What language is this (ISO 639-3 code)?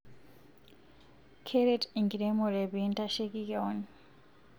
mas